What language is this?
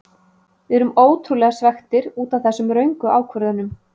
Icelandic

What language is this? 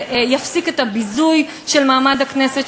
Hebrew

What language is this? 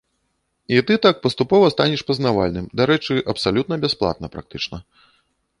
Belarusian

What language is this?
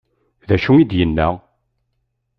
Kabyle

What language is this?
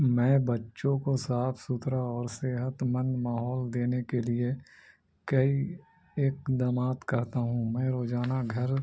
Urdu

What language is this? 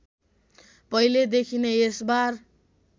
Nepali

